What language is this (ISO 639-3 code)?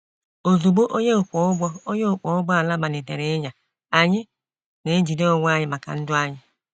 ibo